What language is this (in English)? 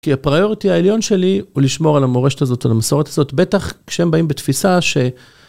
Hebrew